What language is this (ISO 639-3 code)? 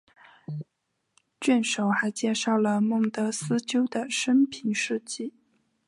zho